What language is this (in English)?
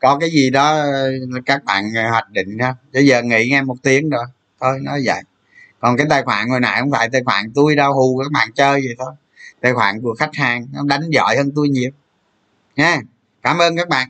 Vietnamese